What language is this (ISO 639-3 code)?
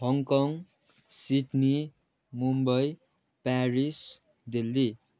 nep